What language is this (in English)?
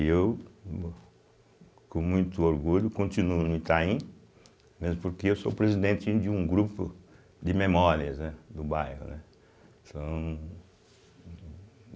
Portuguese